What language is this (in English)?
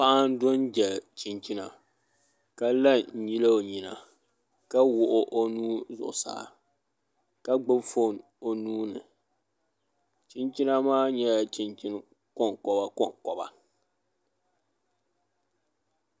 Dagbani